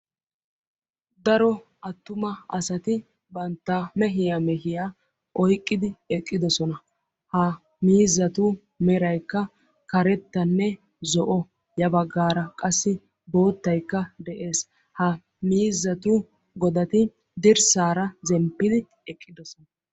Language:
Wolaytta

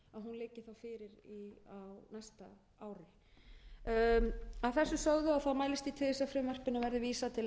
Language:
Icelandic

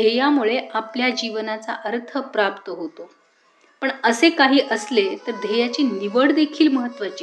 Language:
Marathi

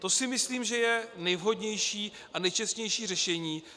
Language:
Czech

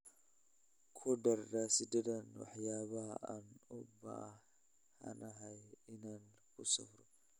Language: Somali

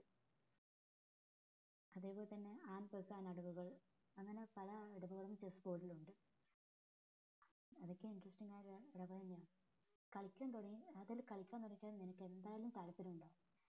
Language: Malayalam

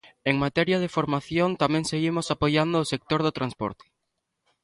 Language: Galician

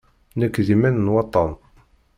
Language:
Kabyle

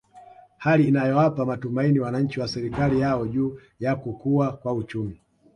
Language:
Swahili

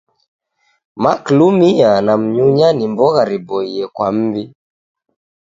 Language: Taita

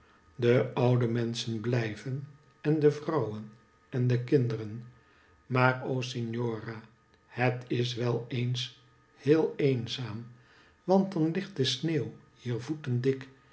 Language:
Dutch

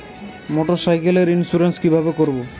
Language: Bangla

